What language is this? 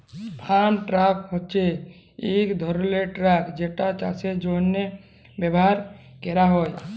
Bangla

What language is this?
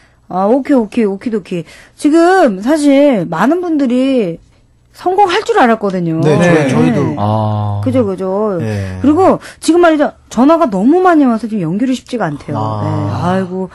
Korean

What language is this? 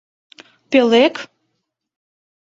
Mari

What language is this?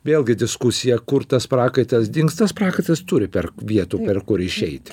Lithuanian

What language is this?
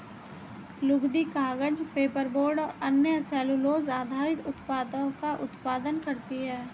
Hindi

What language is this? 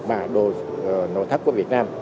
Vietnamese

